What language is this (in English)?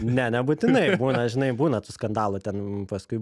Lithuanian